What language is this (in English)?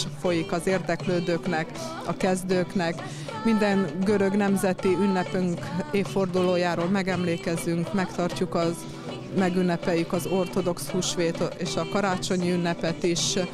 Hungarian